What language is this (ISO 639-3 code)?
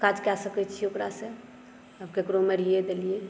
mai